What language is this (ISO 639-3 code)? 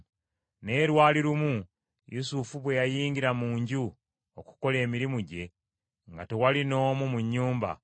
lug